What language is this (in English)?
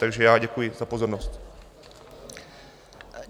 Czech